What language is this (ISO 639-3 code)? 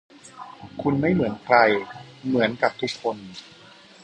tha